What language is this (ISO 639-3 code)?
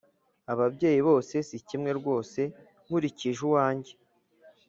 kin